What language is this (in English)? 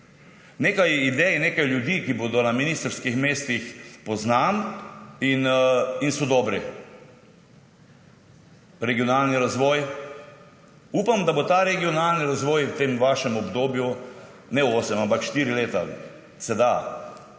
Slovenian